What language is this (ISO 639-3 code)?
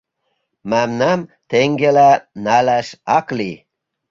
chm